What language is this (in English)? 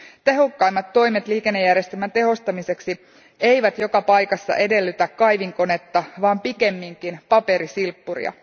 Finnish